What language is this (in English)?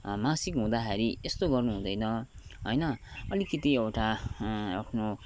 Nepali